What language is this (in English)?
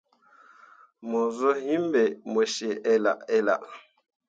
Mundang